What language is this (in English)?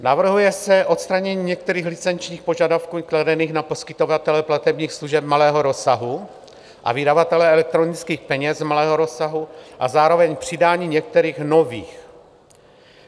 Czech